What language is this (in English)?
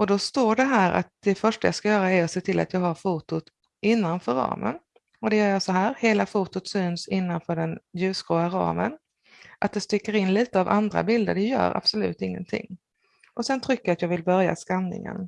Swedish